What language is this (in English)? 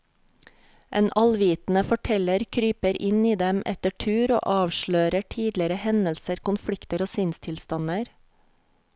Norwegian